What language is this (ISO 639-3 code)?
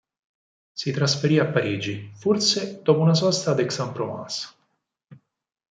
ita